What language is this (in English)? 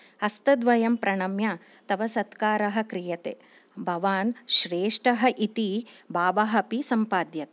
Sanskrit